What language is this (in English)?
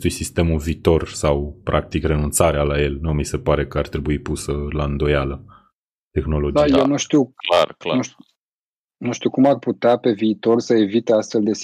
Romanian